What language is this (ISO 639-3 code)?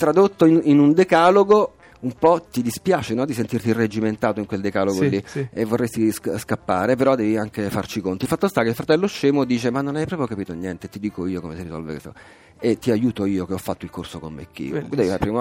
ita